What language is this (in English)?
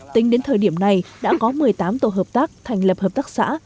Vietnamese